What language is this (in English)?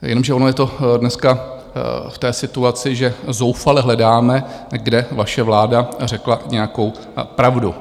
Czech